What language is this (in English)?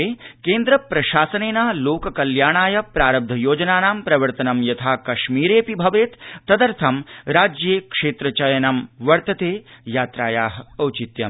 Sanskrit